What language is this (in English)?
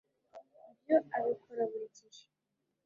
Kinyarwanda